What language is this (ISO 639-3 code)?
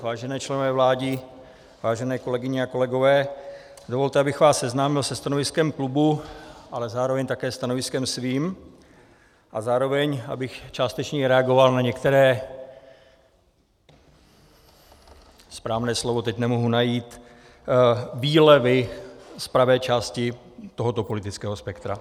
ces